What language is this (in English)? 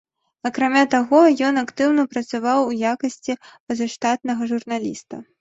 Belarusian